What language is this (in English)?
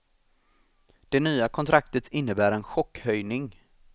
Swedish